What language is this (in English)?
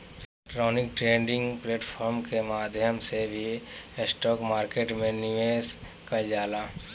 Bhojpuri